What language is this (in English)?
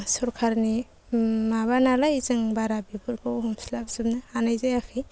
Bodo